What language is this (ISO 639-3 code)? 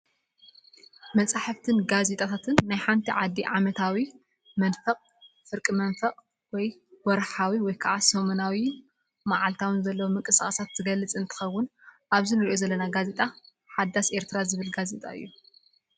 tir